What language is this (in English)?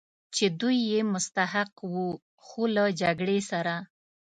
Pashto